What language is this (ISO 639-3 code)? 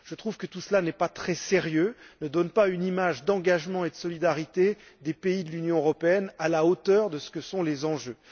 fra